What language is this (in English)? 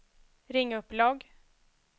Swedish